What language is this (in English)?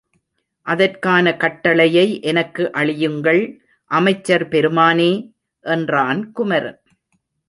Tamil